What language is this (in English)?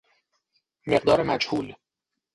Persian